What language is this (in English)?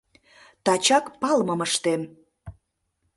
Mari